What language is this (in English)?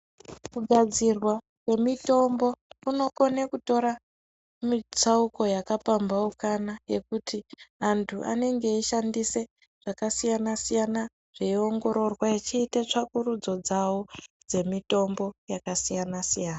Ndau